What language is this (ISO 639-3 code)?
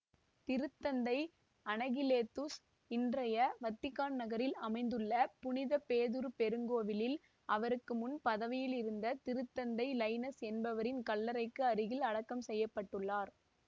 tam